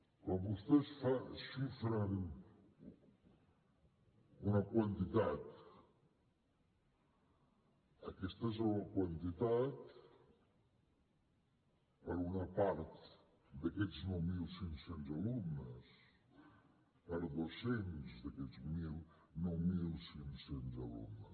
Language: Catalan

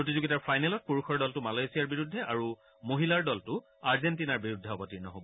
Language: Assamese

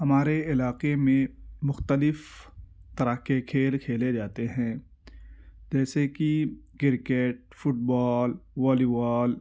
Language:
Urdu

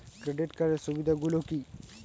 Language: Bangla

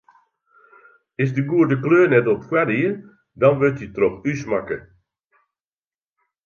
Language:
Western Frisian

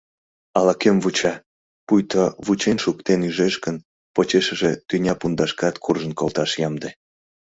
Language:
Mari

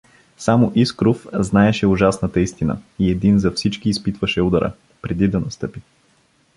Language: Bulgarian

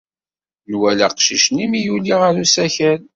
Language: Kabyle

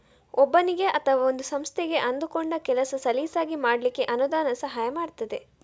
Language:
Kannada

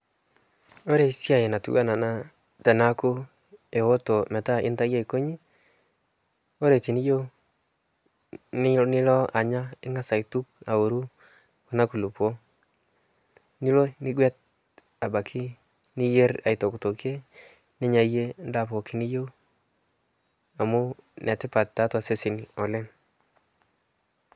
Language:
Masai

